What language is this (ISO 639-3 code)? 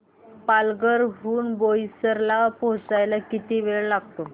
mar